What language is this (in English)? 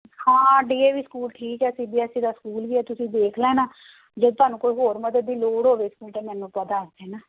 Punjabi